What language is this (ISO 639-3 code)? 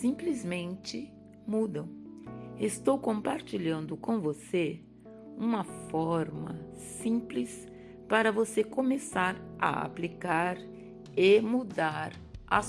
por